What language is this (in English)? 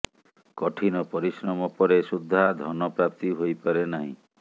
Odia